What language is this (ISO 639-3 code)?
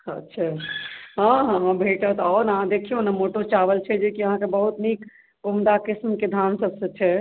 mai